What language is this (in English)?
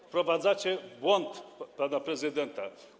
Polish